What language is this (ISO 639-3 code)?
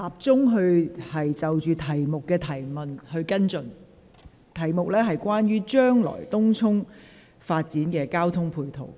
yue